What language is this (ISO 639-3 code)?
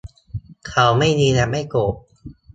tha